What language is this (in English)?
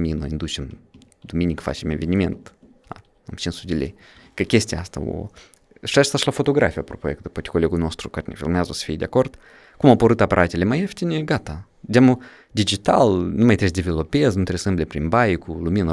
Romanian